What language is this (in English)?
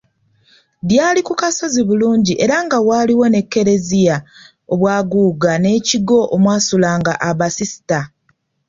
Ganda